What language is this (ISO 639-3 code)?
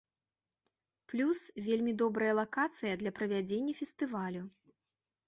bel